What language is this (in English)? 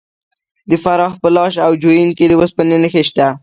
Pashto